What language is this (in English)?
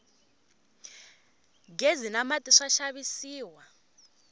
Tsonga